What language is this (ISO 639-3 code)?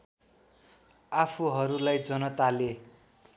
nep